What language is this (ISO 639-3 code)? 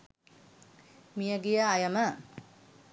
sin